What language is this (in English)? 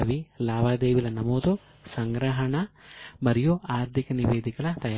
Telugu